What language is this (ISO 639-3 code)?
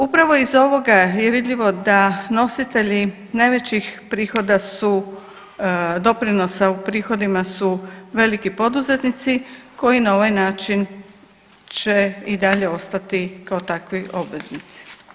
hrv